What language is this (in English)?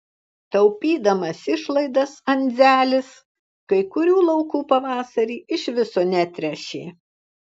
Lithuanian